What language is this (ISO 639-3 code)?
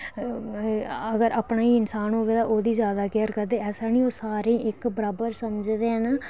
doi